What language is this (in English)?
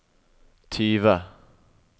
Norwegian